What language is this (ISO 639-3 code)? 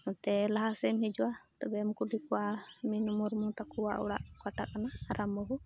sat